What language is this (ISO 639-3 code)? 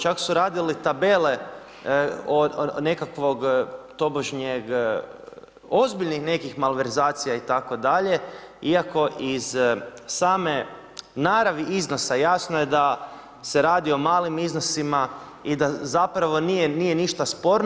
hrv